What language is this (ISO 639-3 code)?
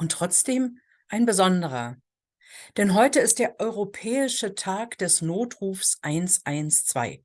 deu